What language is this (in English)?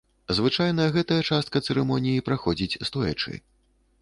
Belarusian